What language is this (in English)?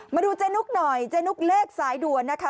Thai